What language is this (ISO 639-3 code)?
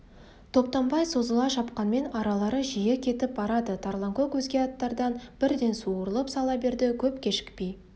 kaz